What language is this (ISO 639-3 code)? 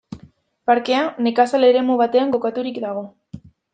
eus